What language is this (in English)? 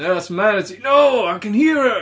English